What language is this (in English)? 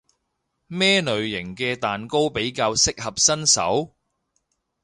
Cantonese